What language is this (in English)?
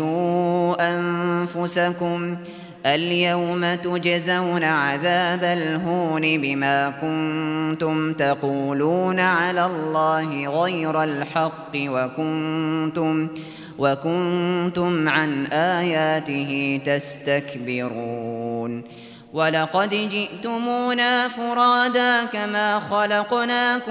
Arabic